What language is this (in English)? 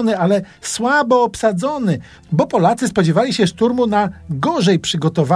Polish